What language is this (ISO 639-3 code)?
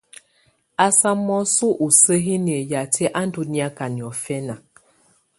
tvu